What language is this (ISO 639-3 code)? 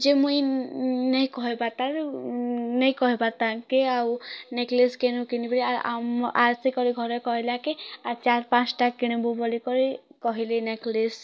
ori